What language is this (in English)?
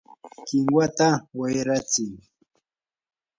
Yanahuanca Pasco Quechua